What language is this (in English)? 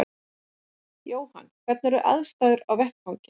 Icelandic